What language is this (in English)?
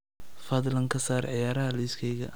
Somali